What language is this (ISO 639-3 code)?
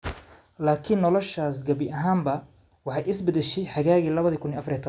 som